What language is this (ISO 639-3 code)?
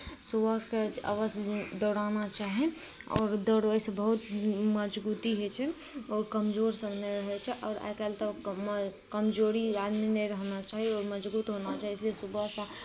mai